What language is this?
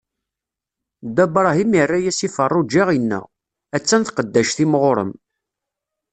Kabyle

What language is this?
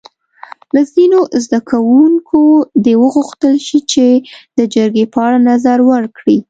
Pashto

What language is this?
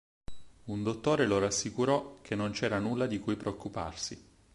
Italian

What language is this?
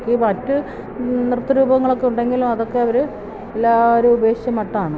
Malayalam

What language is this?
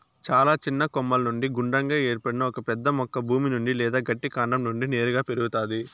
Telugu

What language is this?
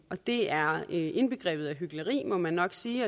Danish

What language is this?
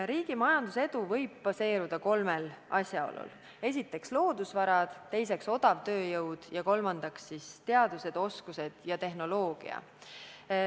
Estonian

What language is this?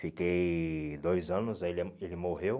Portuguese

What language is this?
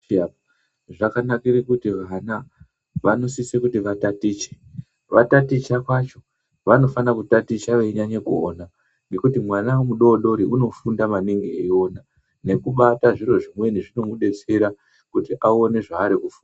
Ndau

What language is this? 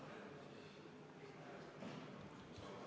Estonian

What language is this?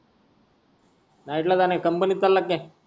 Marathi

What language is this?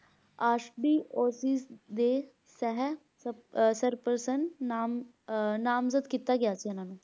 Punjabi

